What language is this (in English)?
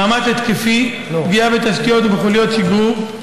Hebrew